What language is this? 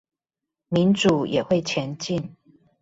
Chinese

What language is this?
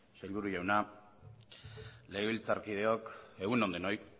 Basque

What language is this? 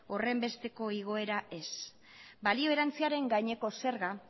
Basque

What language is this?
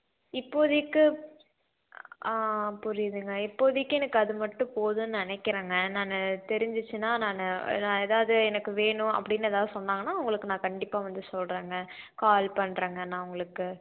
Tamil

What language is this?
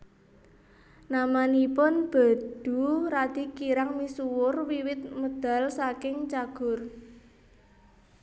Javanese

